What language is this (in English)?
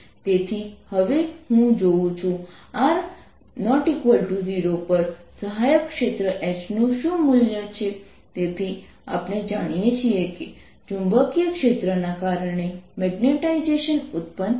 Gujarati